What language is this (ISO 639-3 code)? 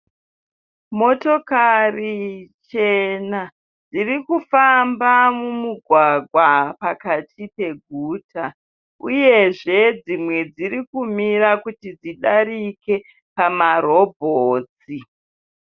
sna